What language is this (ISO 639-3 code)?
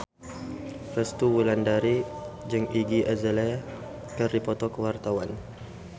sun